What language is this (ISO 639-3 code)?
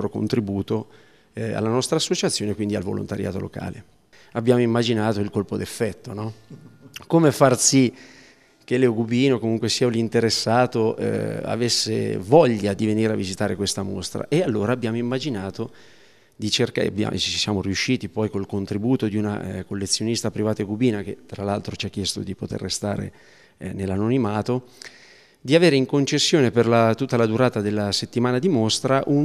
ita